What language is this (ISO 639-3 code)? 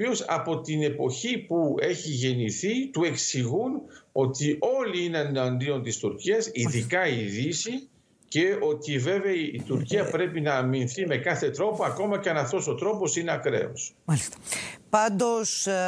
ell